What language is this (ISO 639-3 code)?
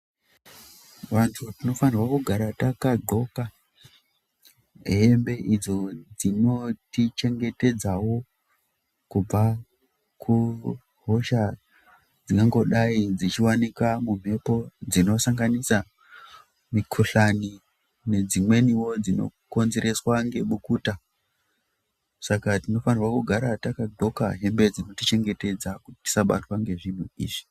ndc